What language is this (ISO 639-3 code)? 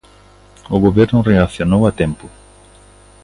glg